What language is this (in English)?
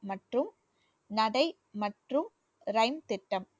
Tamil